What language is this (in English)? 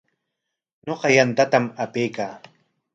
Corongo Ancash Quechua